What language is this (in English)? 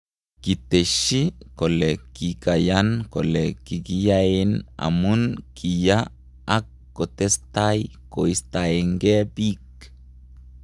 Kalenjin